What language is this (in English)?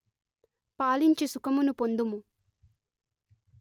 Telugu